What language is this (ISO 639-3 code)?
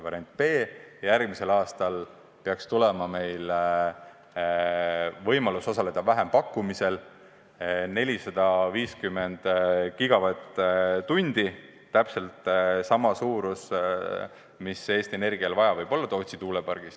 est